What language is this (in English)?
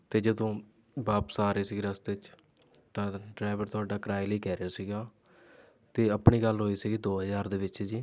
Punjabi